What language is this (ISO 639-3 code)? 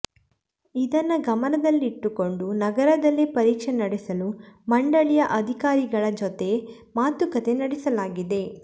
kan